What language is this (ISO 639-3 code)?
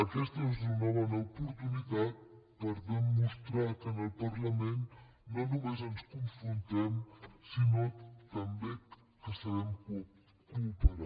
cat